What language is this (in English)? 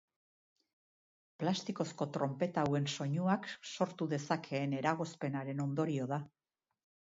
Basque